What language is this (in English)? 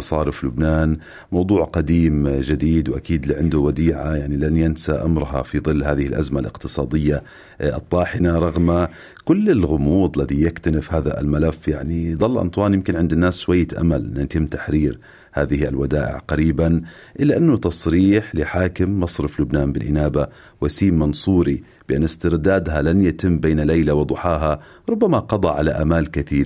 Arabic